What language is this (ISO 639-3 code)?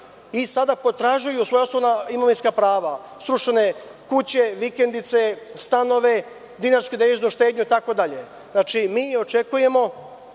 srp